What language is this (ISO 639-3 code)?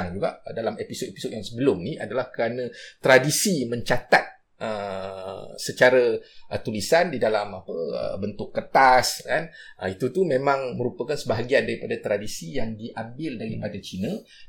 msa